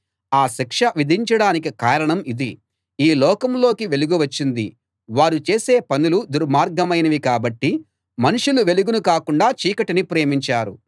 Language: Telugu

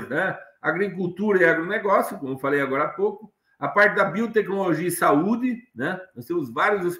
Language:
Portuguese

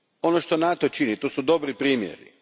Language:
Croatian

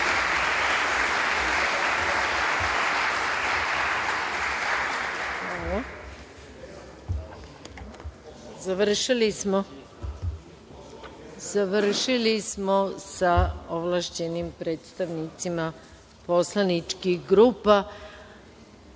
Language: Serbian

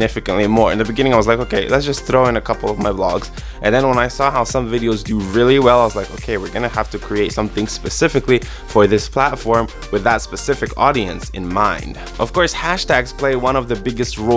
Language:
English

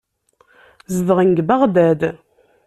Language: Kabyle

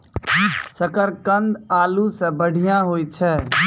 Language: Maithili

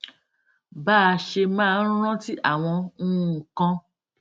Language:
Yoruba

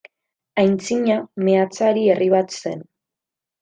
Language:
Basque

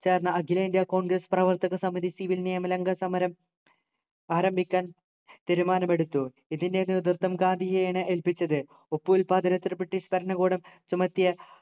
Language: Malayalam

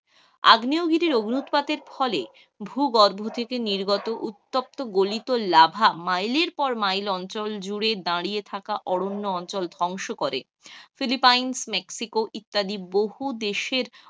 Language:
Bangla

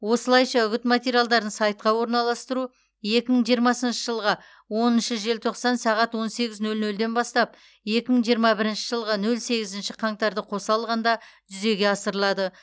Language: Kazakh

